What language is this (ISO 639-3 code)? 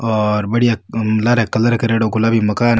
raj